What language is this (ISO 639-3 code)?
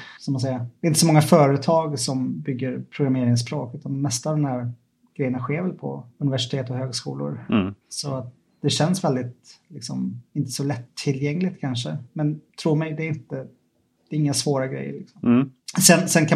swe